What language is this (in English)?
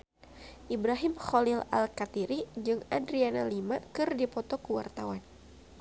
Sundanese